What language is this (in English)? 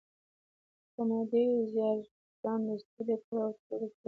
Pashto